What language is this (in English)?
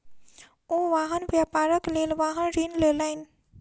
Maithili